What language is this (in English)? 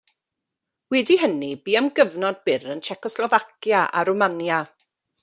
Welsh